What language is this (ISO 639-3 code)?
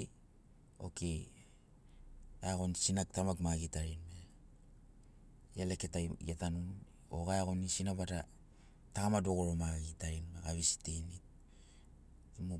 snc